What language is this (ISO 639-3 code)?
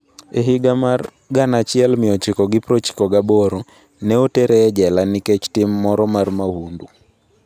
luo